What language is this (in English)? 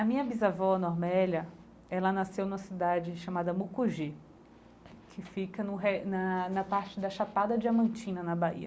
Portuguese